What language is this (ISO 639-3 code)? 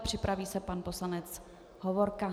ces